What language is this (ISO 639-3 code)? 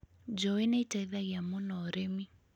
kik